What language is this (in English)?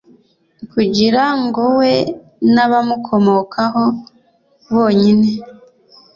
Kinyarwanda